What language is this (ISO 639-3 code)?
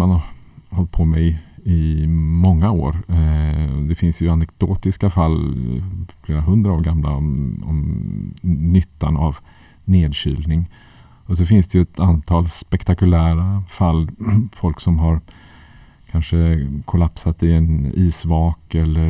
swe